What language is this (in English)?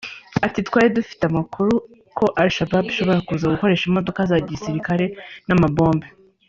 Kinyarwanda